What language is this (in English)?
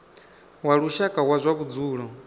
Venda